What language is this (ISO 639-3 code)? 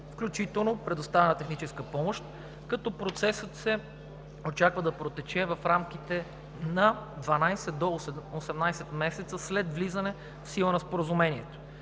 bul